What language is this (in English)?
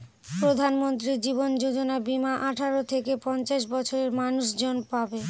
Bangla